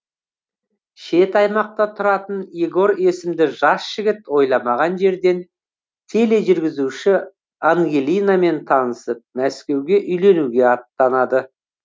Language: Kazakh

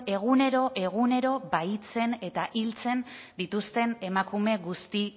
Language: Basque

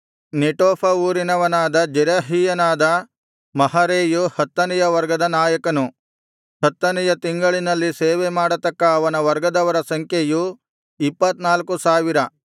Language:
Kannada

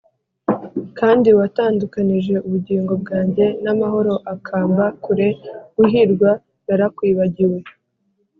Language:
Kinyarwanda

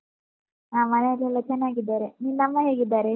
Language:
Kannada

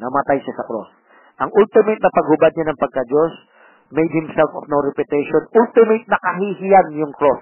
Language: Filipino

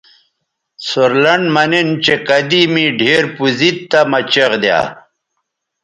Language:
Bateri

